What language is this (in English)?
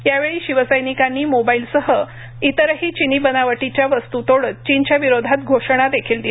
Marathi